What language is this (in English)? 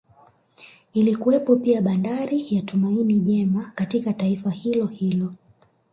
Swahili